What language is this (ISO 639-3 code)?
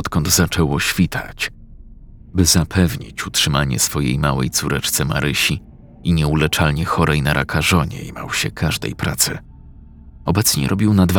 pol